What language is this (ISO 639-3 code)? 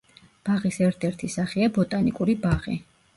kat